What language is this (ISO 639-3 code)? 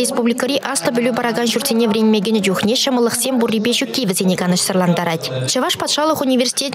rus